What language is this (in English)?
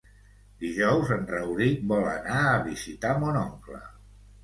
Catalan